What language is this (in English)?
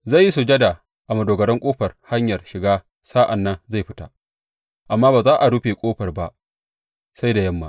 Hausa